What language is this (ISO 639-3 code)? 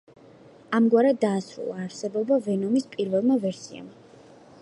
kat